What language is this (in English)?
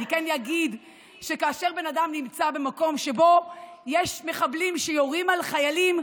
Hebrew